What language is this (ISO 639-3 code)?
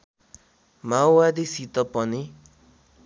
nep